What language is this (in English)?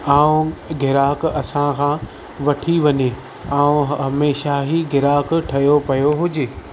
Sindhi